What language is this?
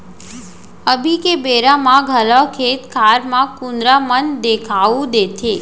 Chhattisgarhi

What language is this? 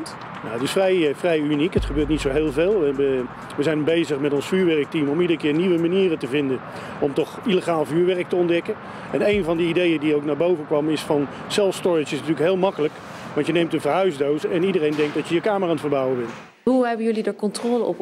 Dutch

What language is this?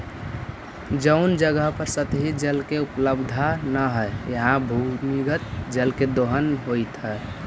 Magahi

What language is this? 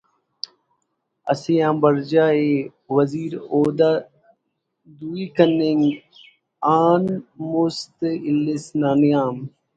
Brahui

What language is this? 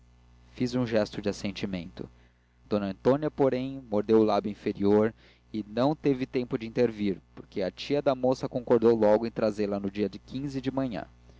Portuguese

